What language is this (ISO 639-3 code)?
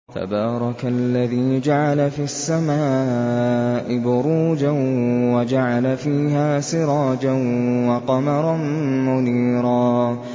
ara